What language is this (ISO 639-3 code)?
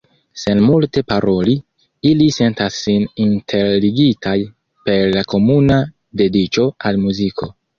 epo